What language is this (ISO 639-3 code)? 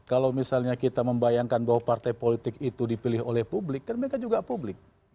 ind